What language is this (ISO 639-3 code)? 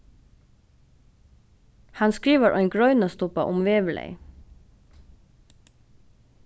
fao